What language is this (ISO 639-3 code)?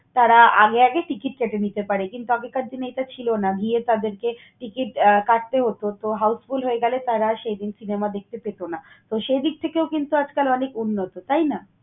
ben